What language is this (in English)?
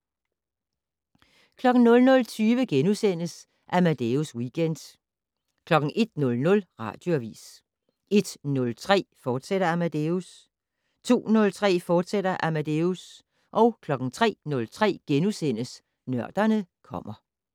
Danish